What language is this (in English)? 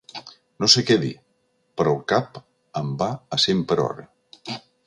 Catalan